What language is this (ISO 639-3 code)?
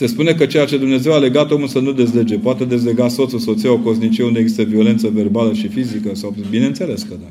ron